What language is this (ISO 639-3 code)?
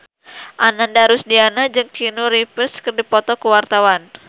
sun